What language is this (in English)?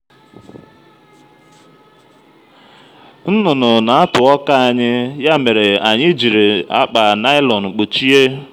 Igbo